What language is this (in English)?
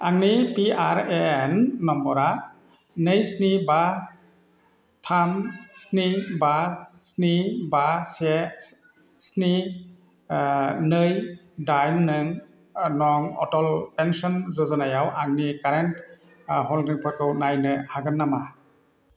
Bodo